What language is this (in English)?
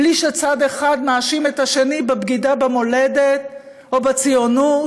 Hebrew